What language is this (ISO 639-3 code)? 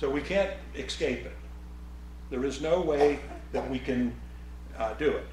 eng